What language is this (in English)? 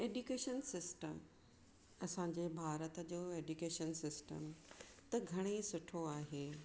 Sindhi